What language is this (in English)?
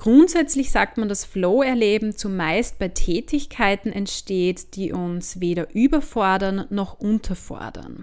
German